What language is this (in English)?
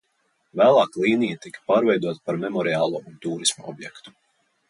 Latvian